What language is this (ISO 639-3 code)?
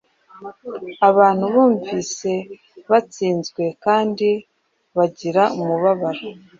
kin